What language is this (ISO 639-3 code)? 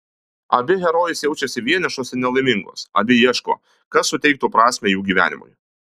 lit